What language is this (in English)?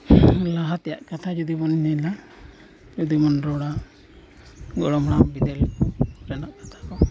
Santali